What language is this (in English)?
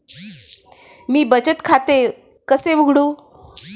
Marathi